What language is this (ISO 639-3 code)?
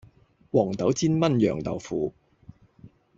yue